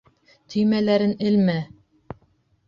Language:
Bashkir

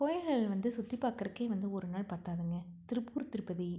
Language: Tamil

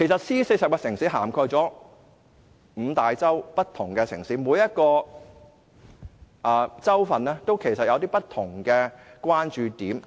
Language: Cantonese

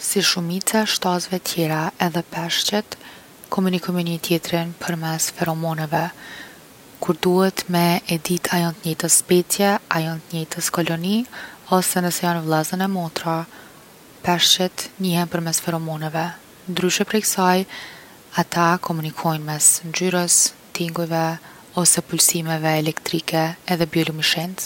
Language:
Gheg Albanian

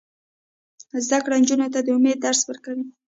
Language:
Pashto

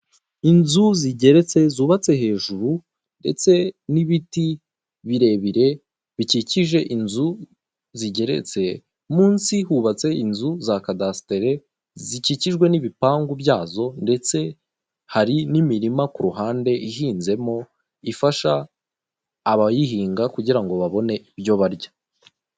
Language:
Kinyarwanda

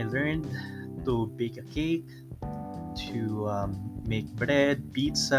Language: Filipino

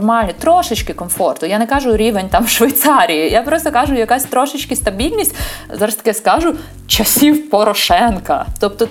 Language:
Ukrainian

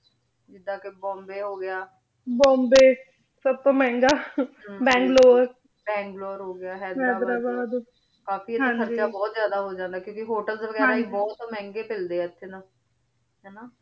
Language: Punjabi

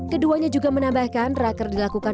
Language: Indonesian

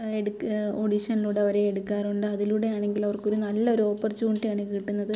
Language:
Malayalam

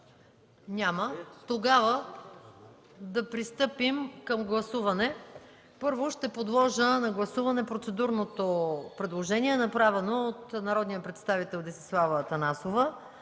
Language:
Bulgarian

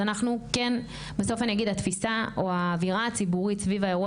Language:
Hebrew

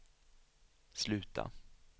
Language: Swedish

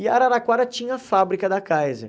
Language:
Portuguese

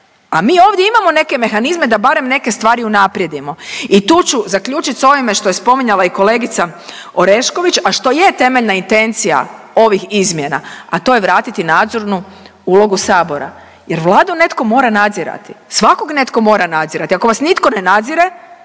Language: Croatian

